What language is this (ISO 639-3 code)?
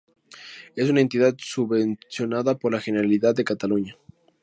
spa